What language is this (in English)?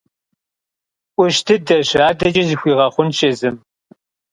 Kabardian